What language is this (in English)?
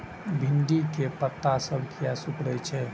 Maithili